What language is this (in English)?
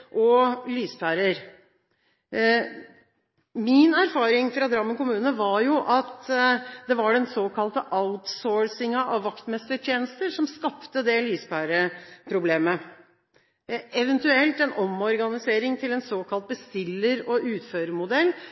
Norwegian Bokmål